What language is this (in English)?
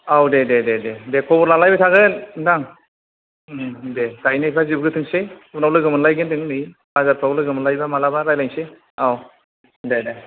Bodo